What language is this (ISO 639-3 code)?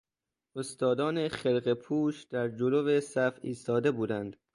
fas